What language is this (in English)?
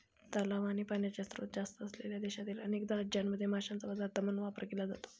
Marathi